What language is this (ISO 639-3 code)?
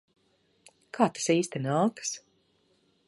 lav